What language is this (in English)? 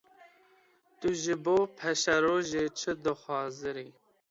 Kurdish